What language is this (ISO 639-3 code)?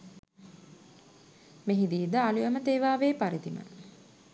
sin